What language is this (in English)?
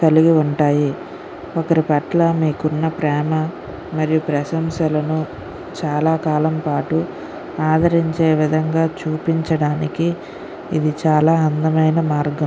Telugu